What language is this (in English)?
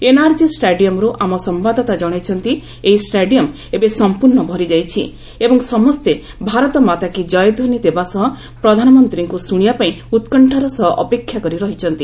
Odia